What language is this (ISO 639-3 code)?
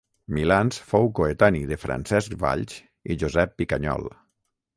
cat